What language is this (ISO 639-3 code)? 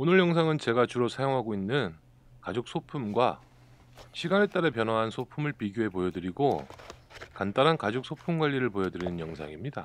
kor